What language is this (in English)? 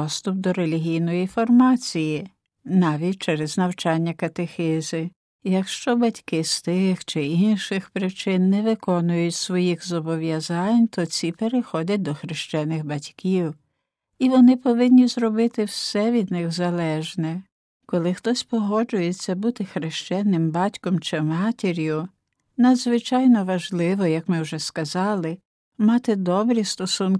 Ukrainian